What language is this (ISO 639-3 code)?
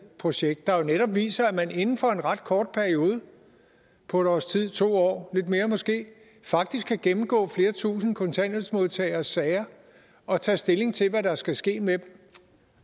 dan